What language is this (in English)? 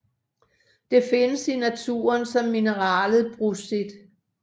Danish